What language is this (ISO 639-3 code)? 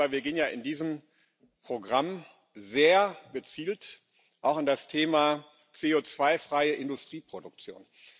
deu